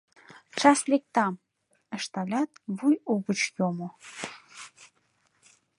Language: Mari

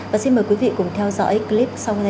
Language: Vietnamese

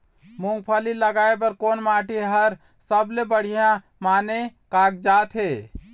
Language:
Chhattisgarhi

